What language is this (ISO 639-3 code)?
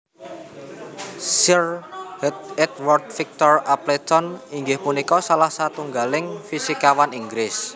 jav